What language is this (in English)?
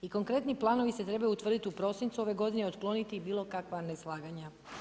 Croatian